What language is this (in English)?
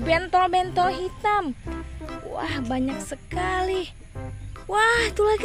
Indonesian